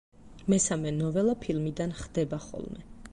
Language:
Georgian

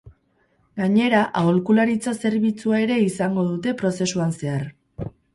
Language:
Basque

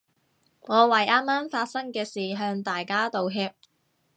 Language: Cantonese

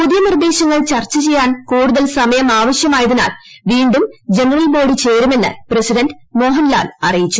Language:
Malayalam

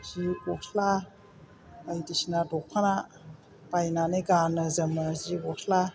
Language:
Bodo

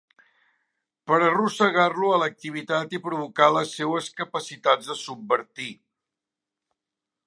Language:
Catalan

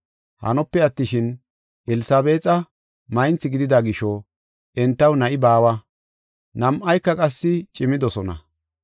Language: Gofa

